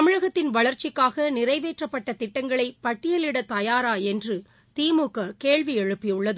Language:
Tamil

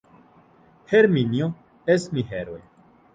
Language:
Interlingua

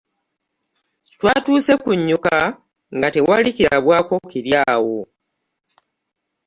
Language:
Ganda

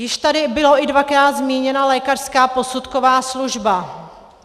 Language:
Czech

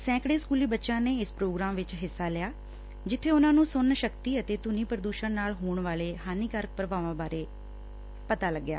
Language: Punjabi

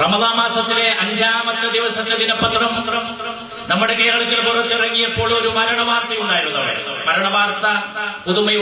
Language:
Indonesian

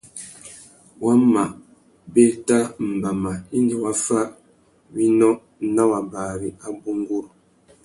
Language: Tuki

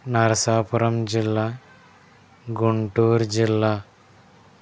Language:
Telugu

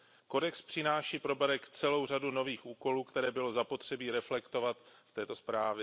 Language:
Czech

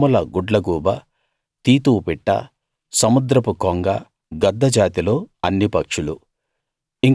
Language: Telugu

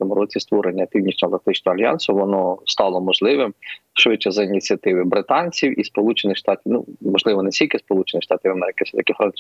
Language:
Ukrainian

